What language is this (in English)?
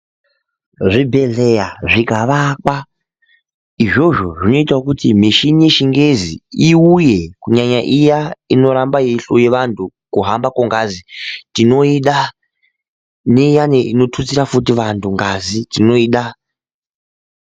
Ndau